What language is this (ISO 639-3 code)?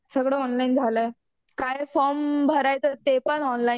mar